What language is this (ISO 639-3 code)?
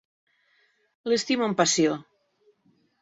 cat